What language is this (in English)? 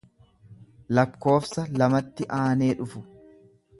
Oromo